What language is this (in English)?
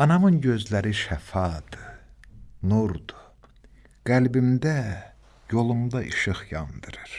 Turkish